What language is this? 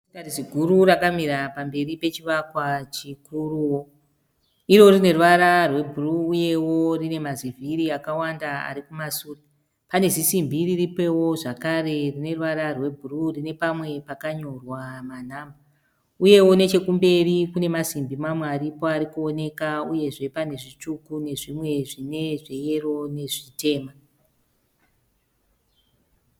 Shona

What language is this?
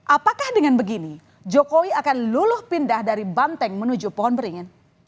Indonesian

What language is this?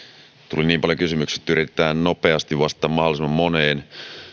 Finnish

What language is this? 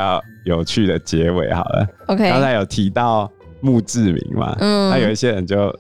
Chinese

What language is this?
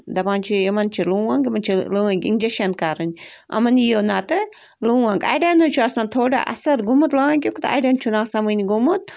Kashmiri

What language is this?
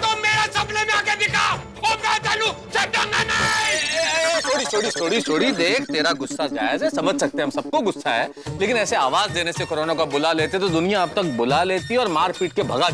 Hindi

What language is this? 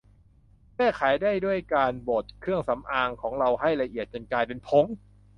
Thai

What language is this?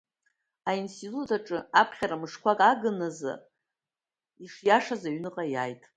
Abkhazian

